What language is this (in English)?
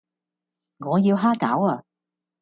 Cantonese